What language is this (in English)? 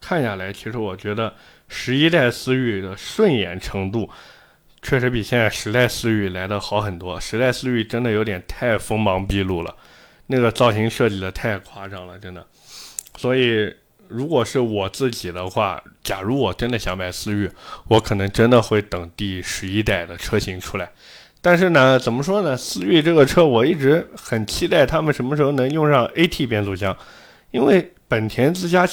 Chinese